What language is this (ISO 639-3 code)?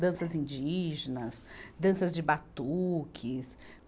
por